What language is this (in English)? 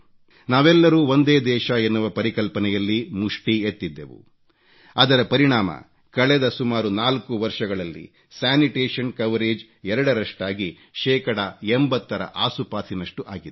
Kannada